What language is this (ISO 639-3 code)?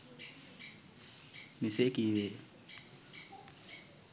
sin